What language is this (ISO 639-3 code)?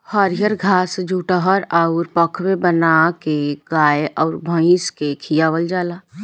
bho